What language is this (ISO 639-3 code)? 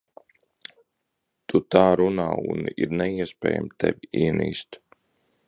lav